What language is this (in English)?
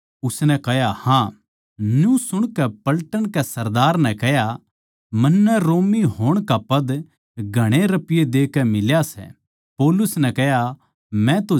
Haryanvi